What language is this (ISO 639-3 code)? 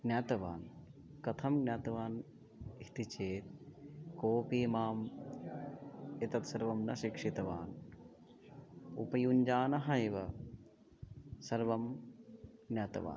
san